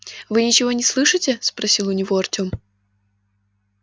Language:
Russian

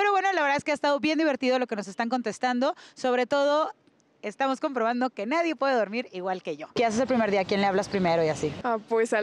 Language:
Spanish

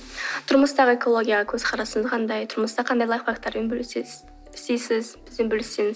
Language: Kazakh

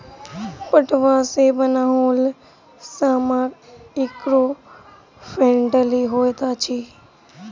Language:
Maithili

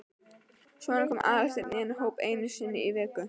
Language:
Icelandic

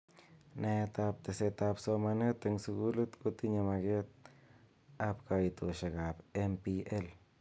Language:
Kalenjin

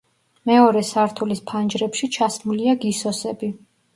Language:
Georgian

